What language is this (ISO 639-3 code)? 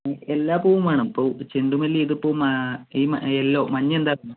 mal